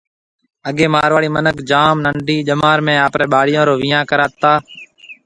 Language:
Marwari (Pakistan)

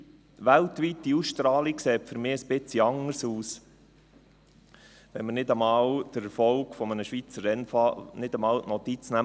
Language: Swiss German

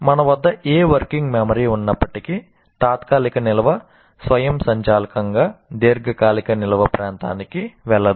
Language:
Telugu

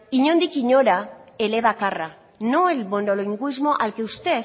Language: Spanish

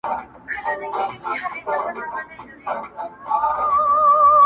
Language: Pashto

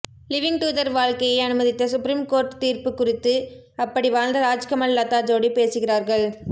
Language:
Tamil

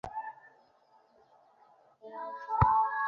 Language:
Bangla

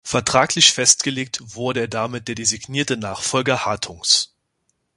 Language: German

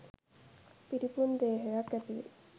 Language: Sinhala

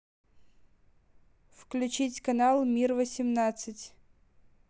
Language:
Russian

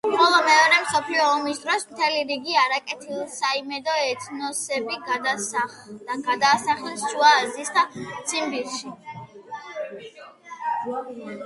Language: Georgian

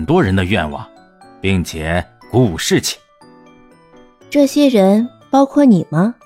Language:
Chinese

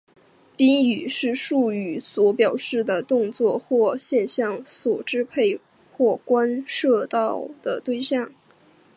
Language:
Chinese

